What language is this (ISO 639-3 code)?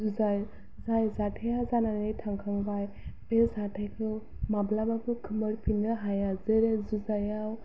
brx